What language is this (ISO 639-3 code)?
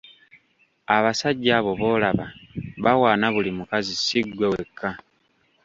lug